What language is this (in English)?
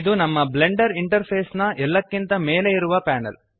Kannada